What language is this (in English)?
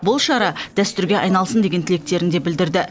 Kazakh